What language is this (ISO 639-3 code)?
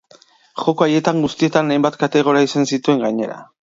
eus